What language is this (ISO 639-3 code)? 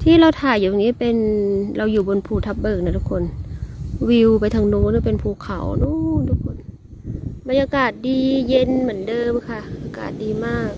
tha